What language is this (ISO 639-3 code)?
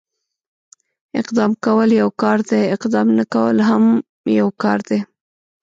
pus